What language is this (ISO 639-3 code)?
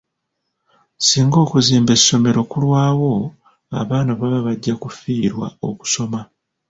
lug